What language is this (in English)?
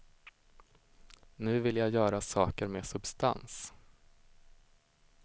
Swedish